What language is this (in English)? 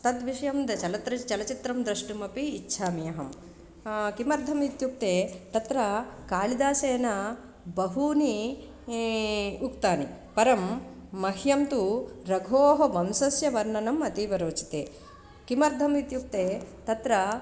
Sanskrit